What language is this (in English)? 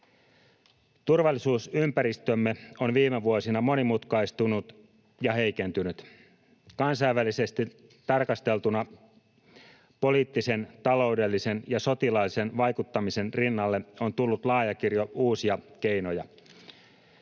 Finnish